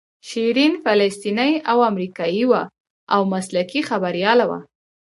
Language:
Pashto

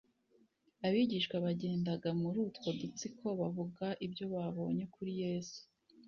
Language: Kinyarwanda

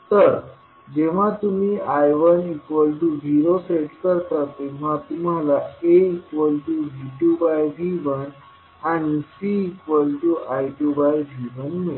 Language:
Marathi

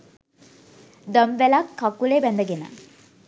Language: Sinhala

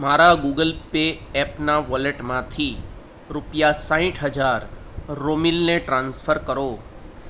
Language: Gujarati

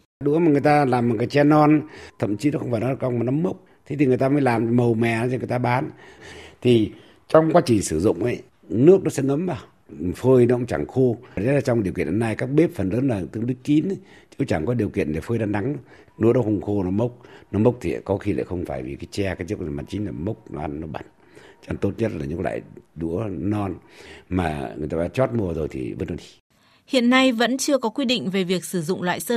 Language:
Vietnamese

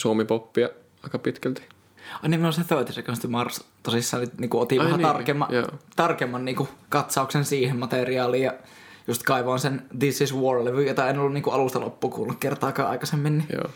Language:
Finnish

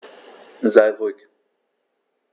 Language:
German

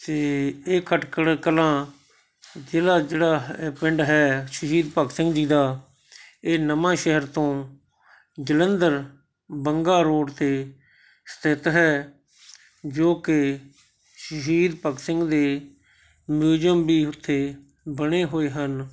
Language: Punjabi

